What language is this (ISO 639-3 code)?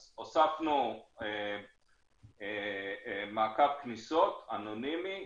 heb